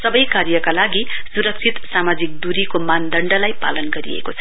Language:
Nepali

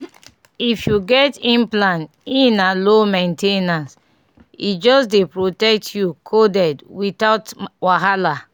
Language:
Nigerian Pidgin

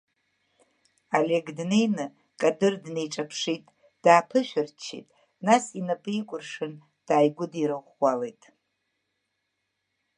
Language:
Abkhazian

